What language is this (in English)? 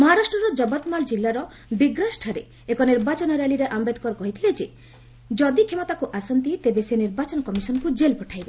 Odia